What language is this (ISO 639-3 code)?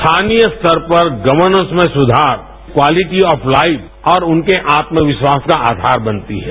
hin